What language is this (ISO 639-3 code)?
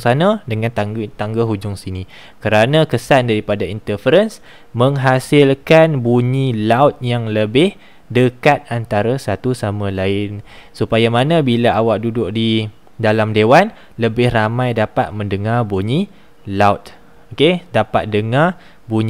msa